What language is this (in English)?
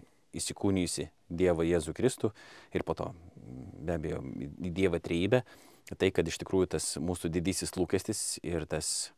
Lithuanian